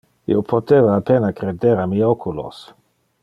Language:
Interlingua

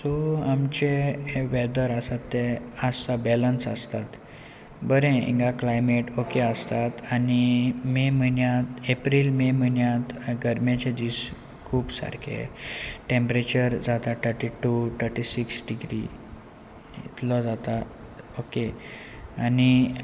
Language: Konkani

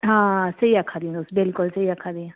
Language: Dogri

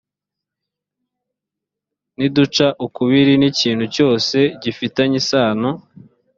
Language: Kinyarwanda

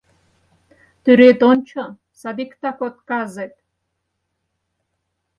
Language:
Mari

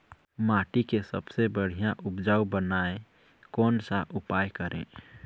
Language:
Chhattisgarhi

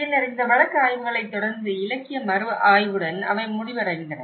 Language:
Tamil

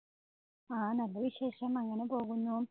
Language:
Malayalam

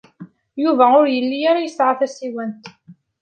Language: Kabyle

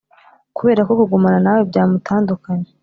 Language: Kinyarwanda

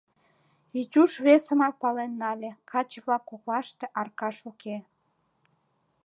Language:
Mari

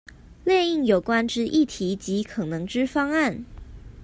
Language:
Chinese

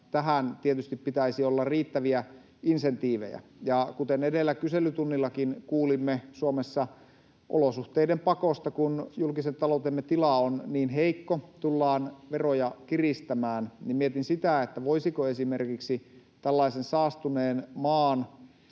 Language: Finnish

